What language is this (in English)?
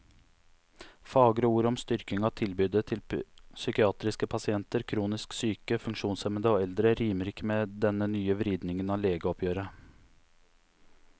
Norwegian